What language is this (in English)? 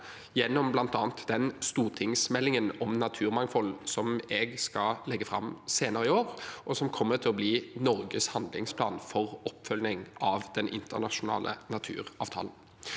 Norwegian